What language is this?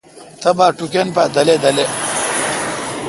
Kalkoti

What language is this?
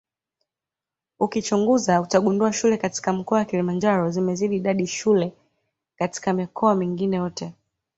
Swahili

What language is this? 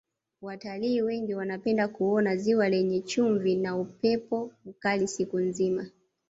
Swahili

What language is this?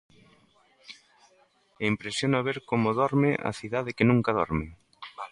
Galician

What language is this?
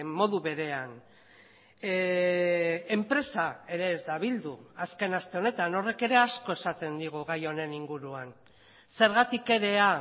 Basque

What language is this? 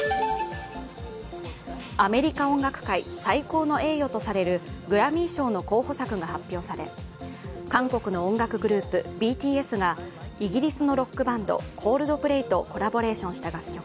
Japanese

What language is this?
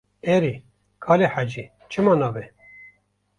Kurdish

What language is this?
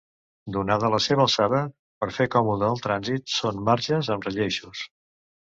Catalan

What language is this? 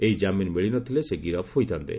Odia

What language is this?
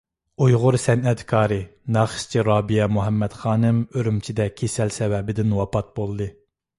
Uyghur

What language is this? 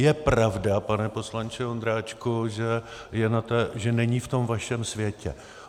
Czech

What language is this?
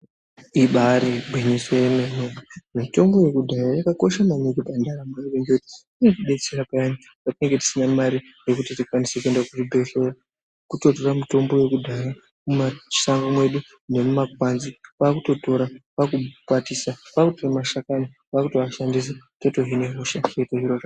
Ndau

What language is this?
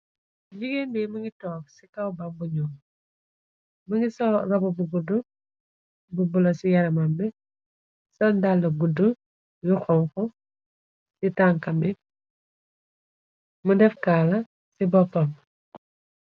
Wolof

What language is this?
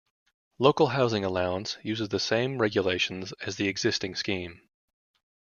English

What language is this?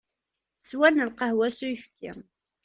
Kabyle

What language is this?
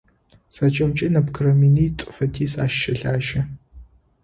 Adyghe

